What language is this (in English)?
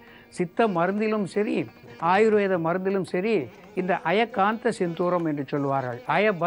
Tamil